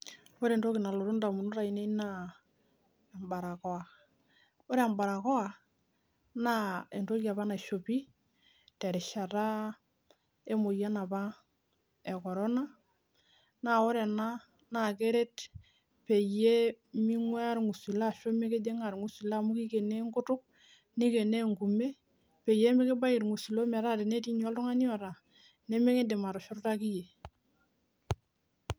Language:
Masai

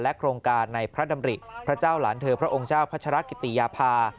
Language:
Thai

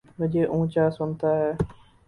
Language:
Urdu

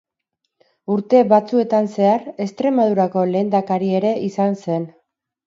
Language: Basque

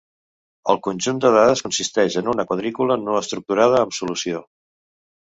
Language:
Catalan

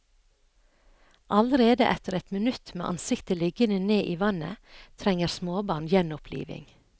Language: Norwegian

